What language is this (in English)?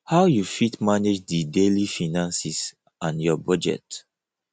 Nigerian Pidgin